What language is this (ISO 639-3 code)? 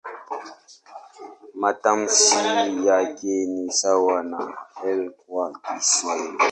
swa